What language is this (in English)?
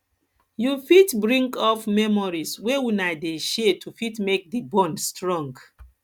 Nigerian Pidgin